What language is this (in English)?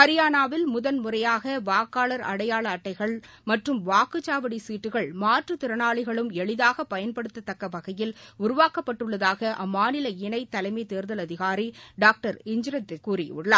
Tamil